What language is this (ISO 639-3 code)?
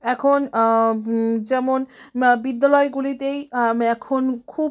ben